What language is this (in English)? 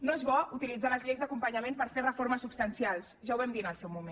Catalan